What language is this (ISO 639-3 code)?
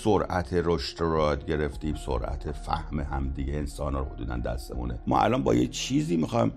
fas